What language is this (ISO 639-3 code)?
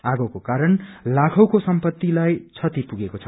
nep